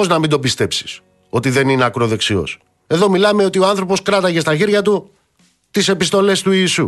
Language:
Greek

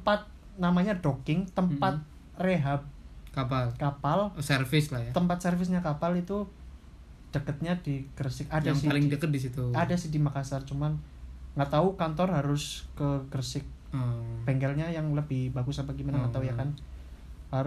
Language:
Indonesian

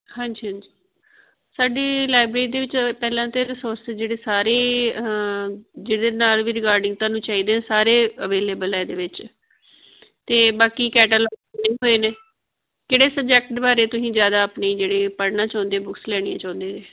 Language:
Punjabi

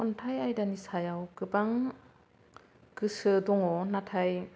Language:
Bodo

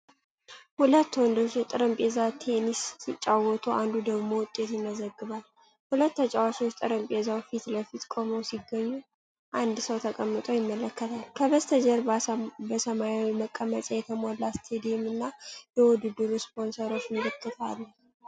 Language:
Amharic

